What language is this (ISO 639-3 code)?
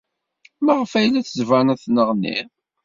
kab